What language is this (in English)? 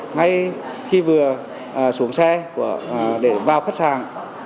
Vietnamese